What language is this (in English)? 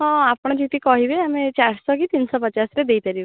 Odia